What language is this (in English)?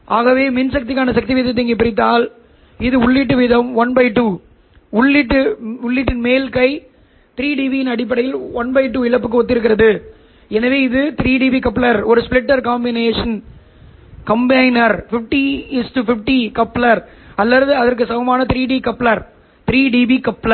Tamil